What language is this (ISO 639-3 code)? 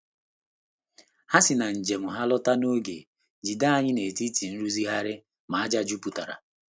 ibo